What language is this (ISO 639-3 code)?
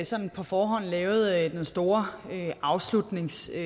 dan